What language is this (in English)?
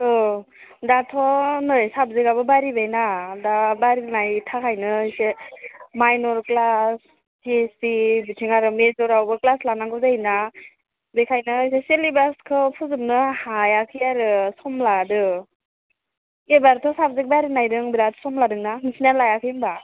Bodo